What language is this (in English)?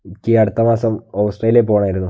Malayalam